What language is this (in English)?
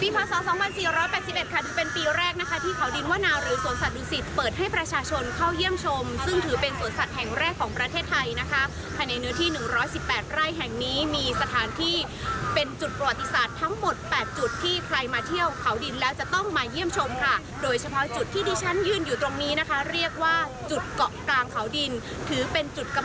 Thai